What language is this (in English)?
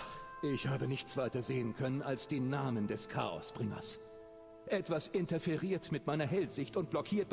German